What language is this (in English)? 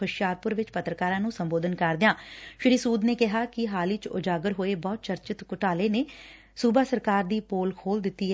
Punjabi